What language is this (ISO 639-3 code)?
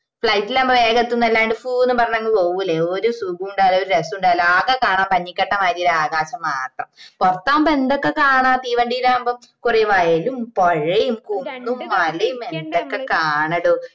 mal